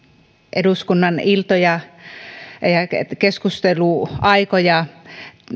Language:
Finnish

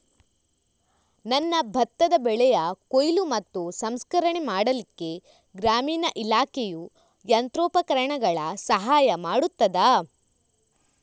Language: Kannada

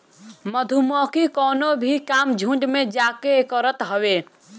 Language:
Bhojpuri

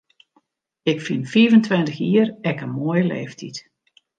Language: Western Frisian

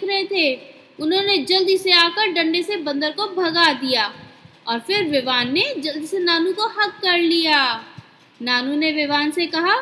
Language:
Hindi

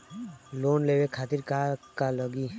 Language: Bhojpuri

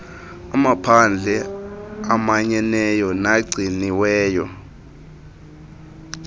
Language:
Xhosa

